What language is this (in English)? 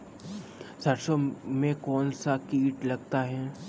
Hindi